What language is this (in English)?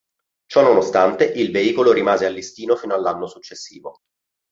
Italian